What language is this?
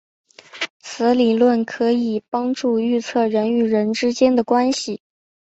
Chinese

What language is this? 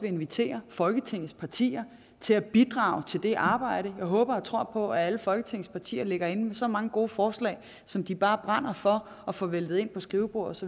Danish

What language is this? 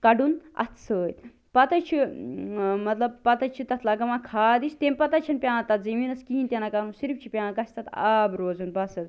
Kashmiri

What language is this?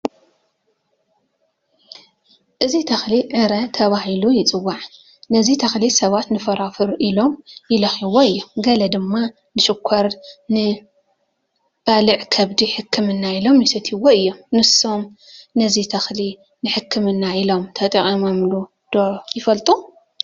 Tigrinya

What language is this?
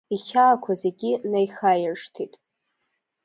Abkhazian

